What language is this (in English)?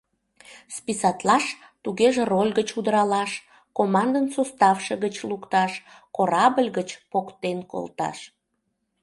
Mari